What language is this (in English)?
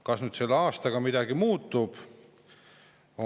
Estonian